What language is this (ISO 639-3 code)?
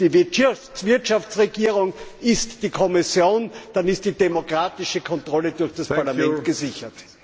deu